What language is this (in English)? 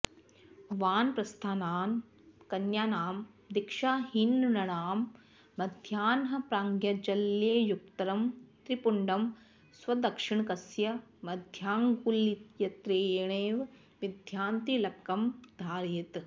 Sanskrit